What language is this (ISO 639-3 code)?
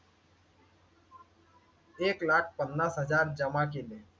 mar